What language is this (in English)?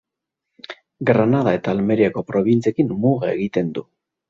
Basque